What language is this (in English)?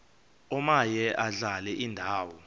Xhosa